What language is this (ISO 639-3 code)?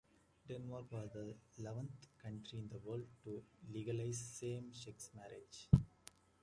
eng